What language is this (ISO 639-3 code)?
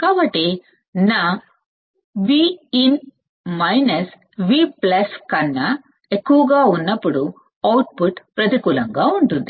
tel